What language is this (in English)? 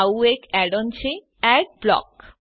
Gujarati